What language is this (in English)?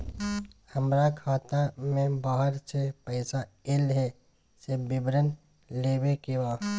Maithili